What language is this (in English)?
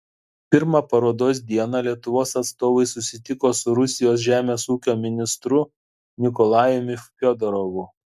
Lithuanian